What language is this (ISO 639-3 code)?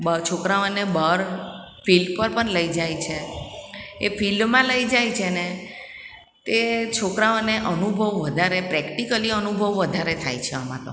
guj